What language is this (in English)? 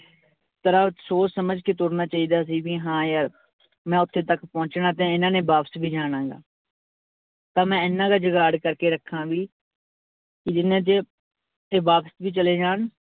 Punjabi